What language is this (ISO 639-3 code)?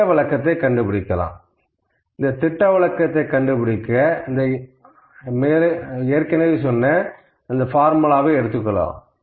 tam